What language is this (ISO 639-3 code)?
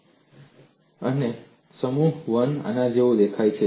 guj